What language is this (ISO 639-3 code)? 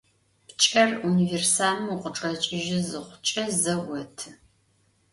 ady